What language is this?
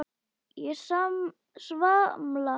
Icelandic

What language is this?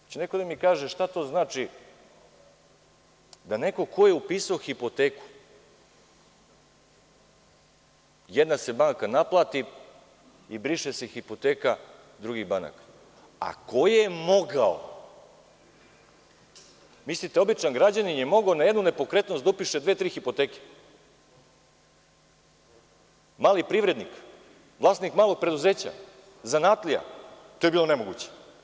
Serbian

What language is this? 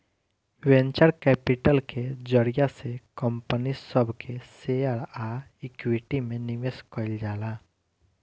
Bhojpuri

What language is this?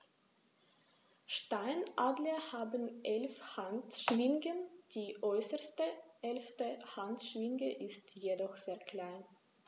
German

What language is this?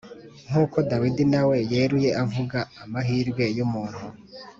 Kinyarwanda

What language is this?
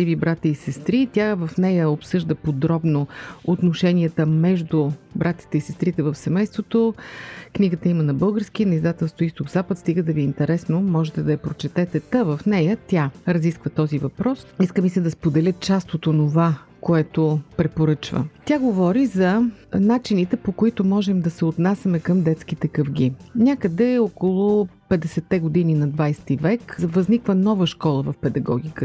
Bulgarian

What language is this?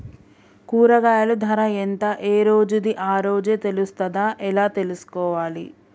Telugu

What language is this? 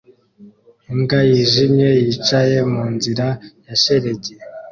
Kinyarwanda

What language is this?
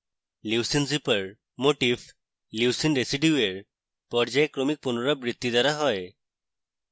Bangla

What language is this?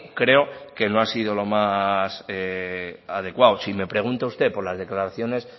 Spanish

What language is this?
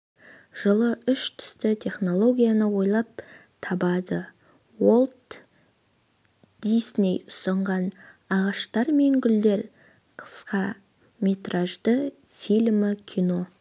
Kazakh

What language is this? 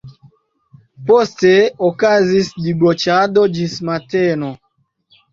Esperanto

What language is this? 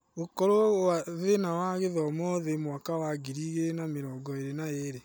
Kikuyu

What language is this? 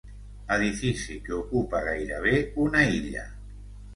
Catalan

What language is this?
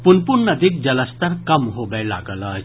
Maithili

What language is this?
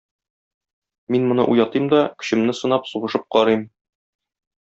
Tatar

